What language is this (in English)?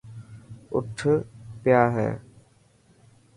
Dhatki